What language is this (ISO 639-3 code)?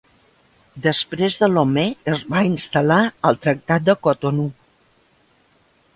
cat